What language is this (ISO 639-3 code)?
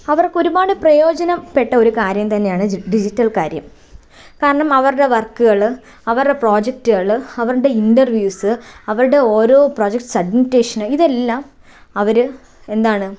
mal